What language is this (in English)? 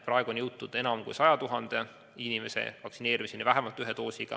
Estonian